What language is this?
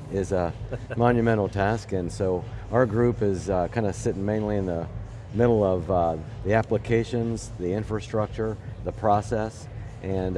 English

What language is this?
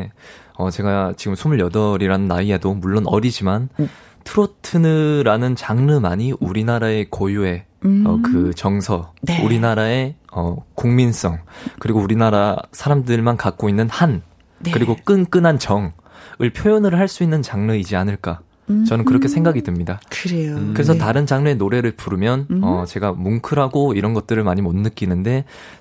Korean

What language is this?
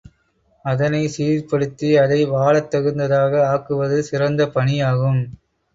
Tamil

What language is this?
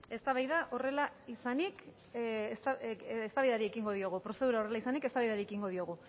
Basque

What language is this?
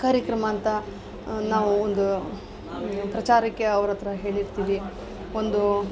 Kannada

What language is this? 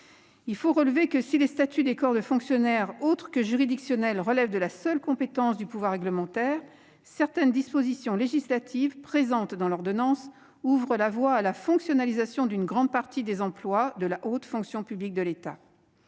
French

